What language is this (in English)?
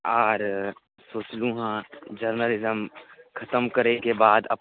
Maithili